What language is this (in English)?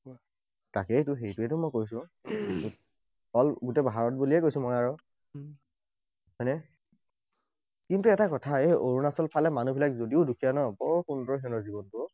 Assamese